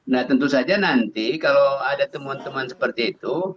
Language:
Indonesian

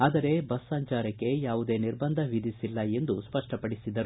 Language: Kannada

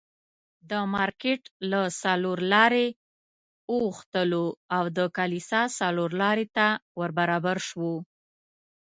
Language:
Pashto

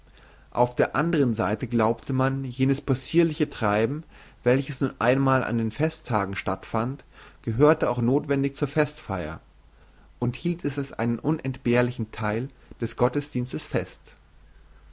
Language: German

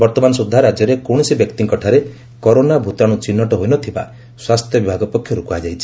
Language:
Odia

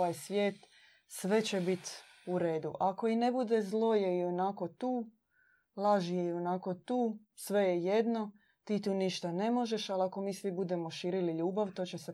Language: Croatian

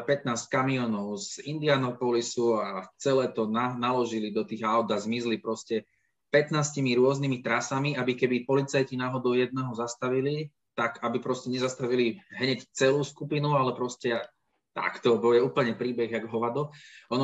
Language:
Slovak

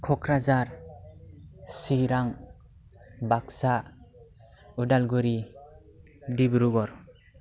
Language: Bodo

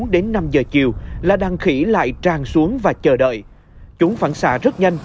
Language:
Vietnamese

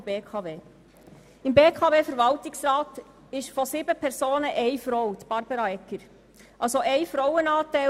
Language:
Swiss German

